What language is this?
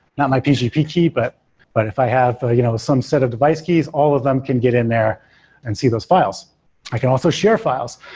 English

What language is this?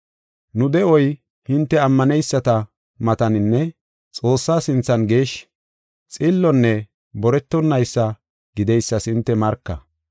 Gofa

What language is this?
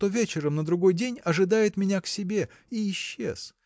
Russian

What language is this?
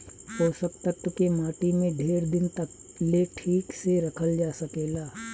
Bhojpuri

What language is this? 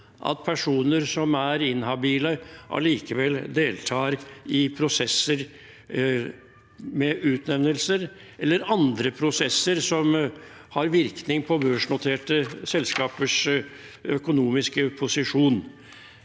Norwegian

